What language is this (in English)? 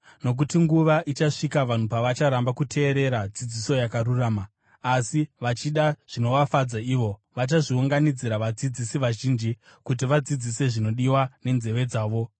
Shona